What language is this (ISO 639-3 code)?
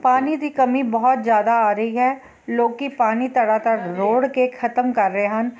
pan